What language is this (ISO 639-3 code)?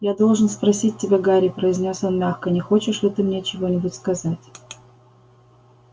rus